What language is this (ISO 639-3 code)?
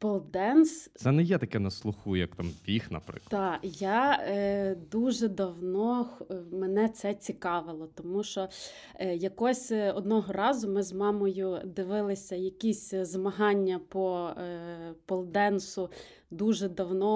ukr